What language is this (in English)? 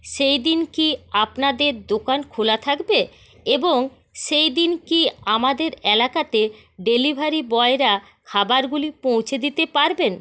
Bangla